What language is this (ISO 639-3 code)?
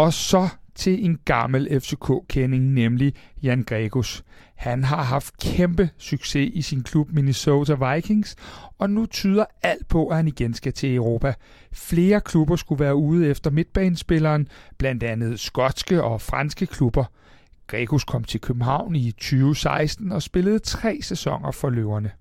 dan